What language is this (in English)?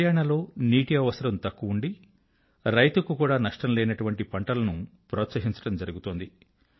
Telugu